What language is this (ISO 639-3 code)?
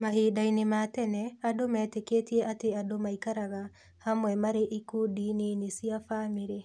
kik